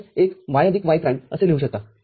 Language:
Marathi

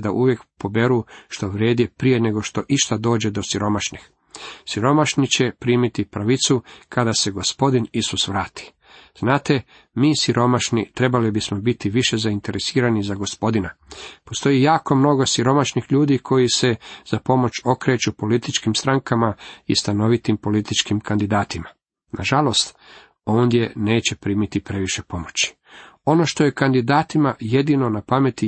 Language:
Croatian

